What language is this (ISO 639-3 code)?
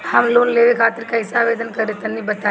bho